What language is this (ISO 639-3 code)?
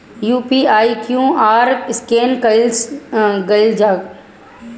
bho